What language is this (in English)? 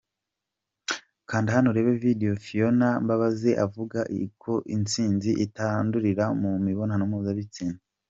Kinyarwanda